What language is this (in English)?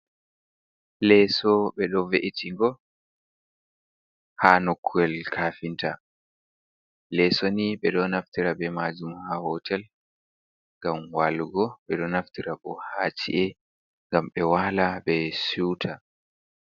Fula